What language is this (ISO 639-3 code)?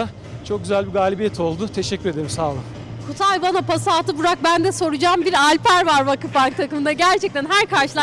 tur